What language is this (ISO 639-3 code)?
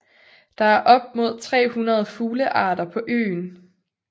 dan